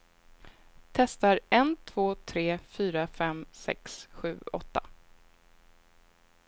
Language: Swedish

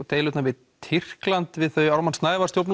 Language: Icelandic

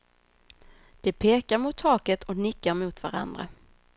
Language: Swedish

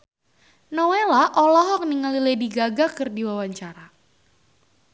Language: Sundanese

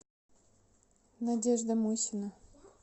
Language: Russian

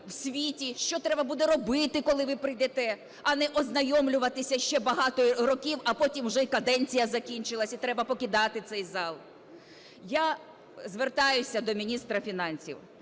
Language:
Ukrainian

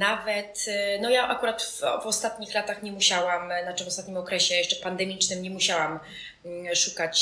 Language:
Polish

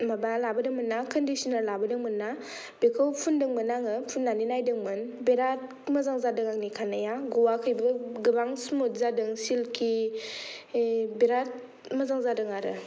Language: Bodo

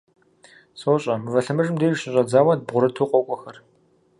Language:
Kabardian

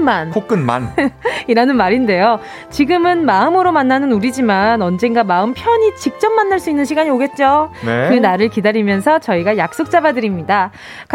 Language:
Korean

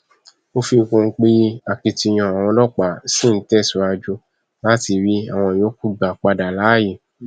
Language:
Yoruba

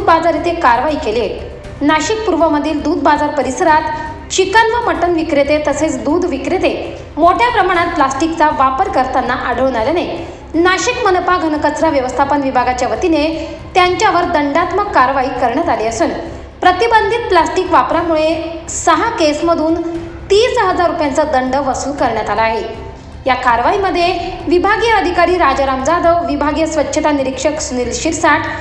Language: Marathi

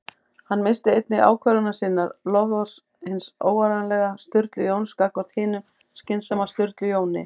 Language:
Icelandic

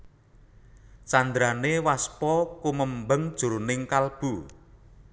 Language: Javanese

